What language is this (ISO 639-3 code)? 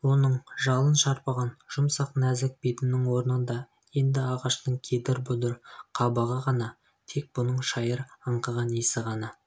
kaz